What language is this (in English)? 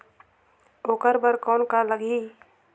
Chhattisgarhi